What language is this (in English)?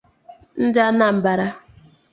Igbo